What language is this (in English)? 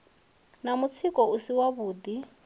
Venda